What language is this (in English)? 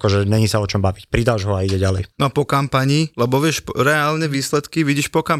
Slovak